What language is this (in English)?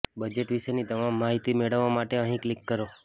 Gujarati